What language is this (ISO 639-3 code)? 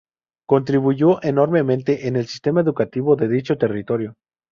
spa